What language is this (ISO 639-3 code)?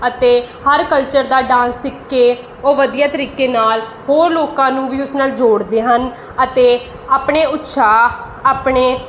pan